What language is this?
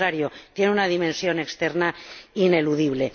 Spanish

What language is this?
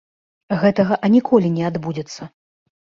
Belarusian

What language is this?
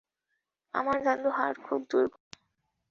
Bangla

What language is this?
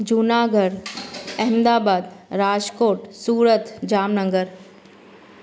Sindhi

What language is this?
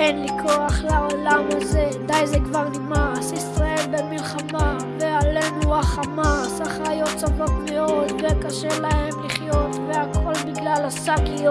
Hebrew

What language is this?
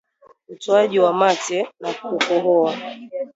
Swahili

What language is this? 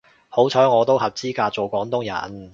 Cantonese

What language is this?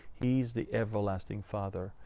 English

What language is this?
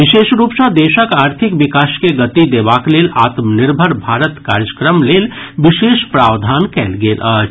Maithili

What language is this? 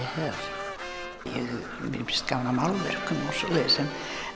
Icelandic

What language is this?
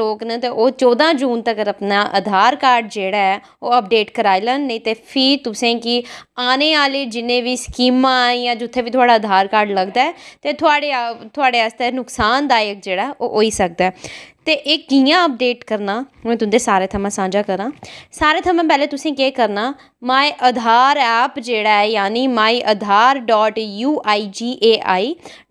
Hindi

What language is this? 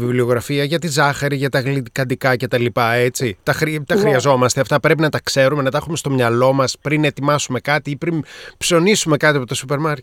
Greek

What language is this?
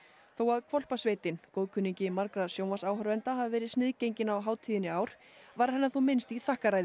Icelandic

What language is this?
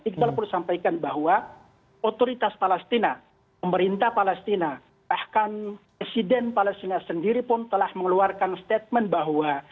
Indonesian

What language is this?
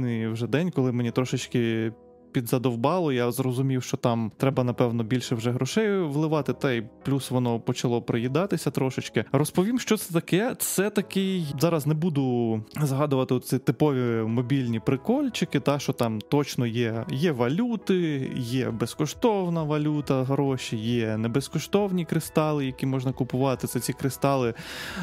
Ukrainian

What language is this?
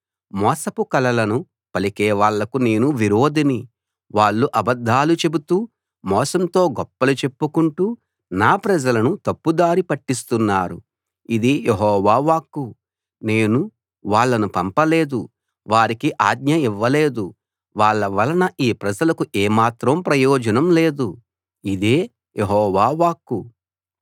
Telugu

